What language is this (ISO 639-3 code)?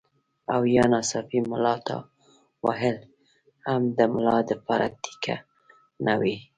pus